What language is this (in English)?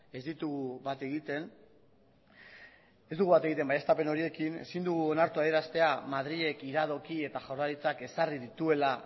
Basque